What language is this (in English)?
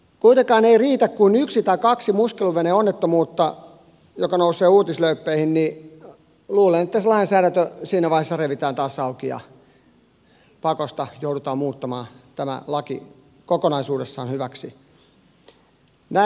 Finnish